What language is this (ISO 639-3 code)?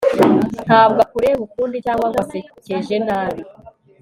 kin